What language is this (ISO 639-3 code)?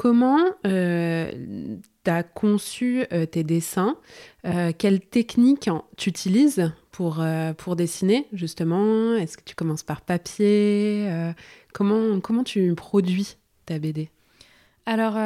fra